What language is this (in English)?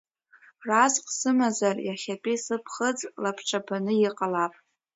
Abkhazian